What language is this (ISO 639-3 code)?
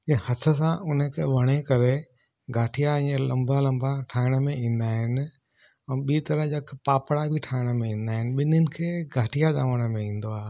snd